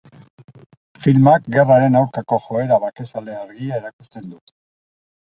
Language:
Basque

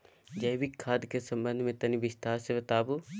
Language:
Maithili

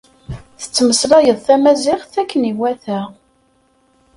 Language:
Kabyle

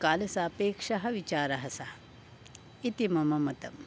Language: Sanskrit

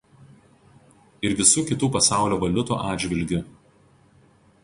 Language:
Lithuanian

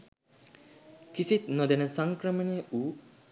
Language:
Sinhala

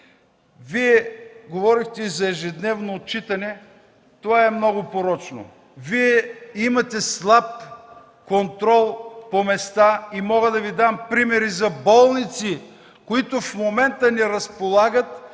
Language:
Bulgarian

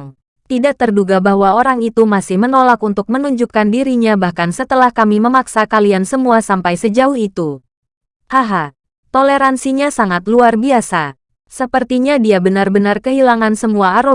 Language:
Indonesian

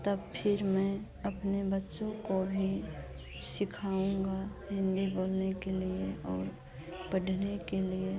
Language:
Hindi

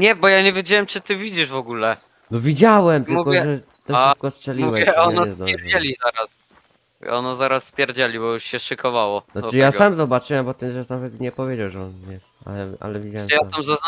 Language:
Polish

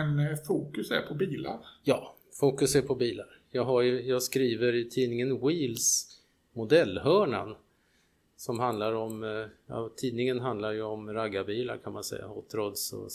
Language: Swedish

